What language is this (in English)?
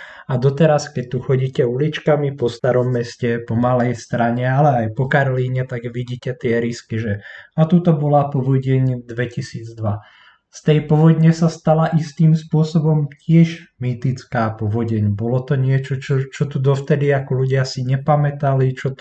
Slovak